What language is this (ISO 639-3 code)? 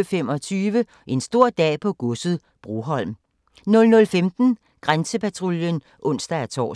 dan